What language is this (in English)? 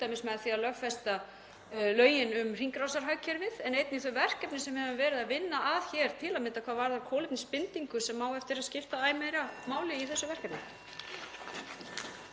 Icelandic